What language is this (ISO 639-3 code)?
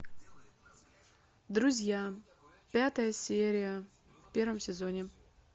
rus